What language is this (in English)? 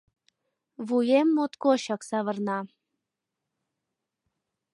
Mari